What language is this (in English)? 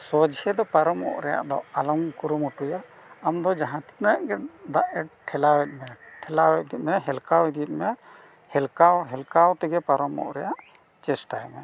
Santali